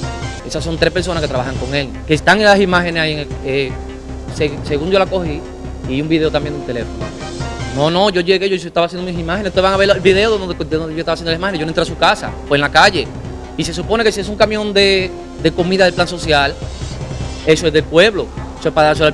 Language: Spanish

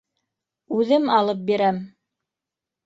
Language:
Bashkir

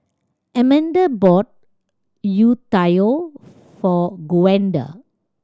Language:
English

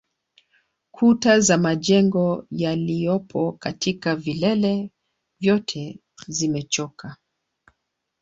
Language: Swahili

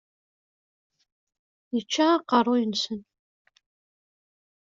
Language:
Kabyle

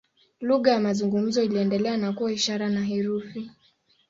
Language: Swahili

